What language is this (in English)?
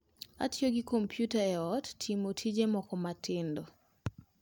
Luo (Kenya and Tanzania)